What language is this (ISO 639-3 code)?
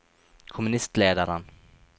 nor